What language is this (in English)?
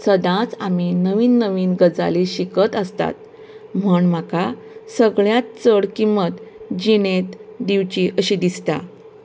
Konkani